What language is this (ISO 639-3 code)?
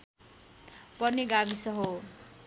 nep